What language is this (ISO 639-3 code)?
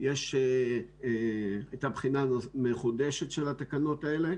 heb